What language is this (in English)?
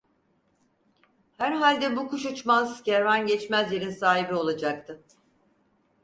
Turkish